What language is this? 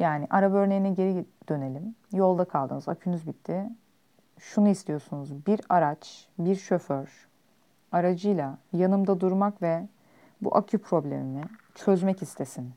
Turkish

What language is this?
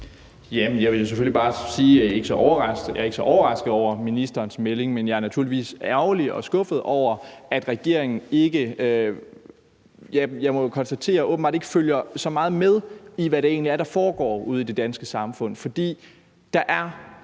Danish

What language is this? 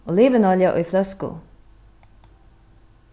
Faroese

